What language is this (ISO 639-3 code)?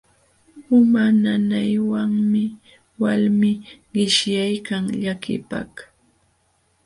qxw